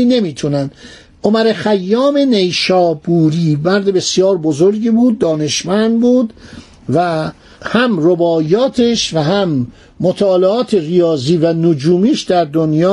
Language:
Persian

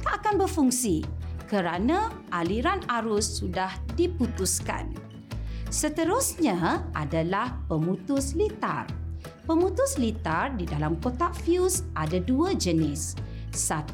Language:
Malay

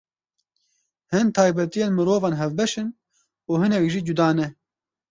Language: Kurdish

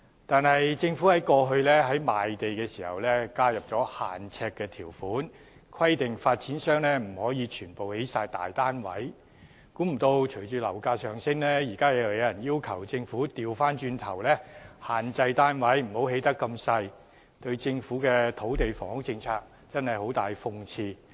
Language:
Cantonese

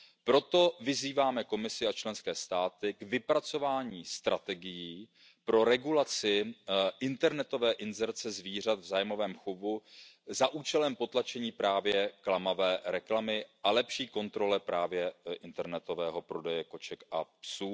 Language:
Czech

